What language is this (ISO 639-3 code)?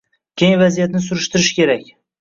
uzb